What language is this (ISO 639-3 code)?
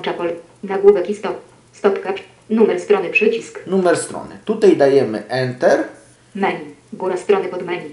pol